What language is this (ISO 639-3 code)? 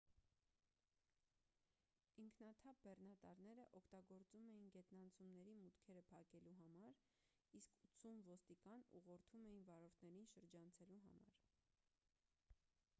hye